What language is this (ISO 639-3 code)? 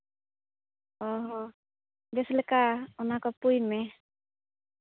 sat